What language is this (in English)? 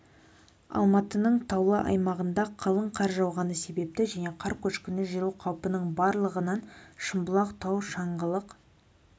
Kazakh